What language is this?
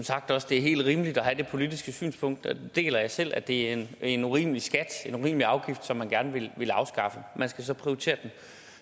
Danish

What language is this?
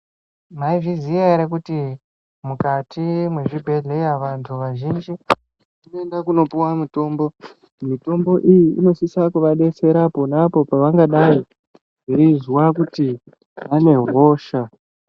Ndau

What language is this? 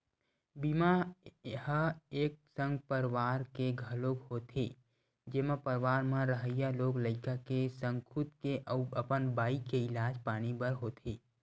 Chhattisgarhi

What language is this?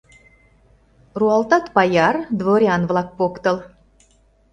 Mari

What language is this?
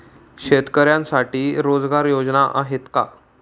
Marathi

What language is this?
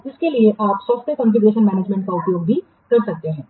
Hindi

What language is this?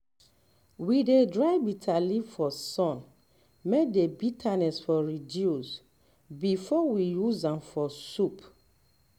Nigerian Pidgin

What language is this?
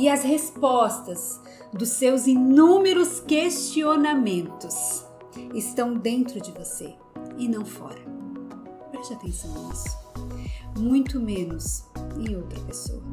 Portuguese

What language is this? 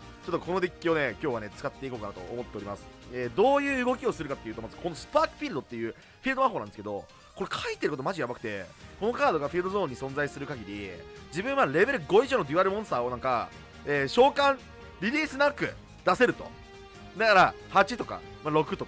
Japanese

